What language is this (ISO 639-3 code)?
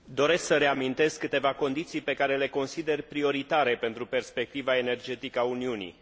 ron